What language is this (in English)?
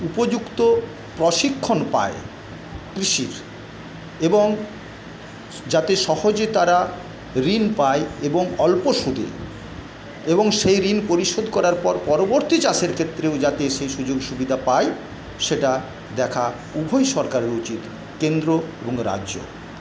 Bangla